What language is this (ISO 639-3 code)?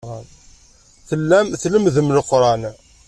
kab